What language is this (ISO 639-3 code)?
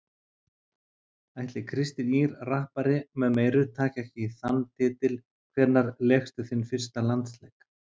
isl